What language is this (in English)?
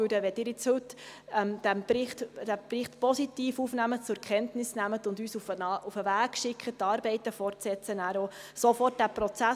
Swiss German